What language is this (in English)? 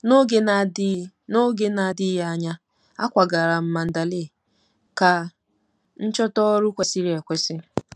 Igbo